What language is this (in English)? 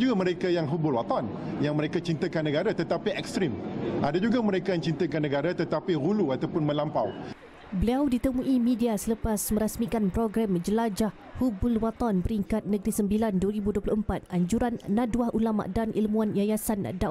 Malay